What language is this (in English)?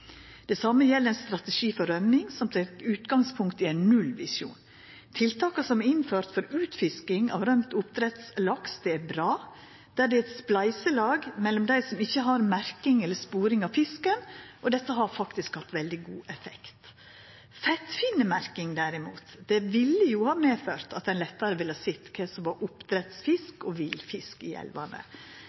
Norwegian Nynorsk